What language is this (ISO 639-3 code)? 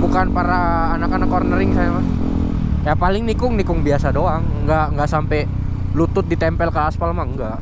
ind